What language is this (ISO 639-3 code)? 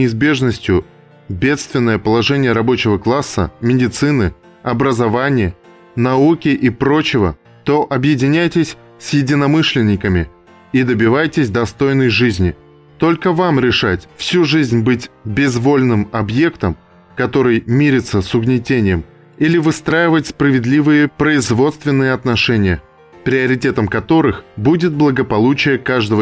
rus